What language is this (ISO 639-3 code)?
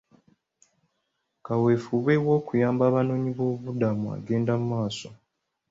lug